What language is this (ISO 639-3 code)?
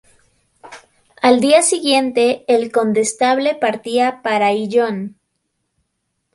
spa